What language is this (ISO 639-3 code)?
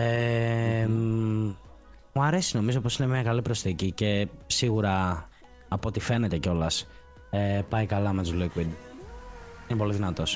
ell